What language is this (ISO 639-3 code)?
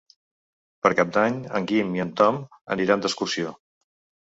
cat